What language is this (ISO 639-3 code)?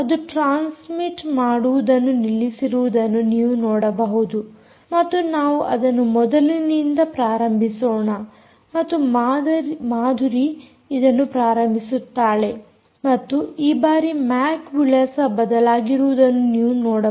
kan